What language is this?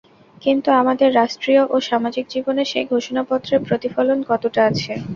Bangla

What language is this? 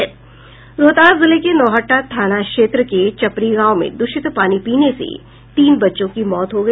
Hindi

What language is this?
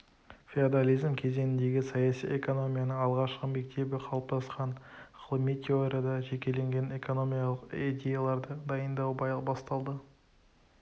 Kazakh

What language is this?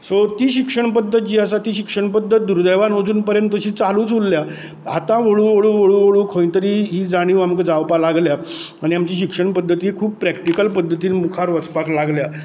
Konkani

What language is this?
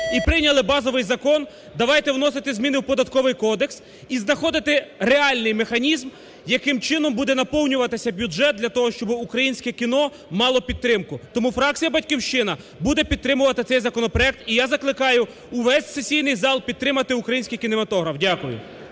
Ukrainian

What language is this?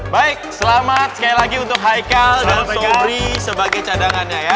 Indonesian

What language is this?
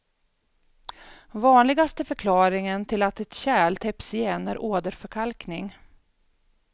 Swedish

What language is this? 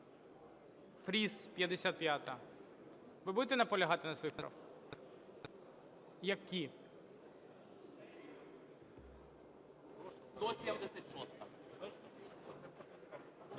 Ukrainian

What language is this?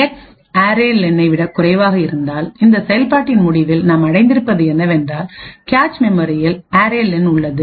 Tamil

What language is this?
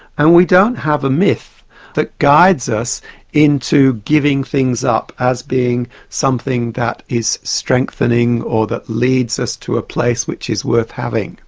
English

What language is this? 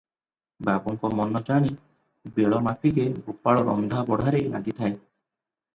Odia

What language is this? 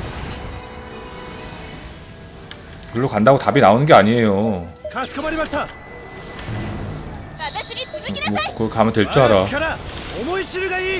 Korean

